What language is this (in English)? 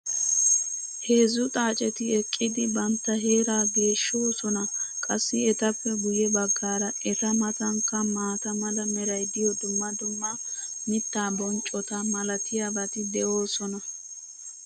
Wolaytta